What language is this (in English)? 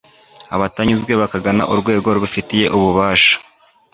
Kinyarwanda